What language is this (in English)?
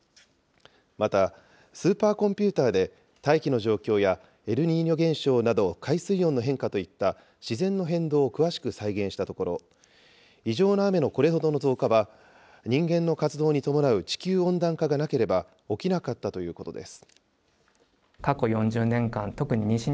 Japanese